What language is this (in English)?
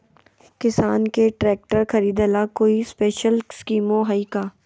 Magahi